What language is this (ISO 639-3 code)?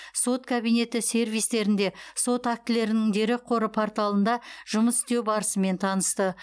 kaz